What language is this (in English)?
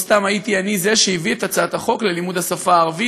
Hebrew